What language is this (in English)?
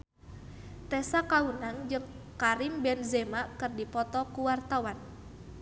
Sundanese